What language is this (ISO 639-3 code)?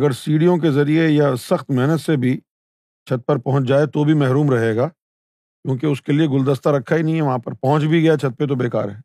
urd